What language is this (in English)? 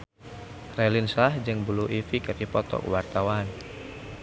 Sundanese